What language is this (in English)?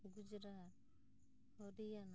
Santali